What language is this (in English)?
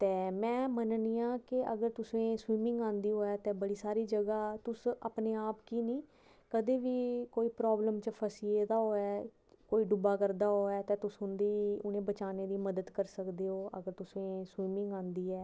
Dogri